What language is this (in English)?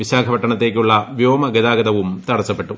Malayalam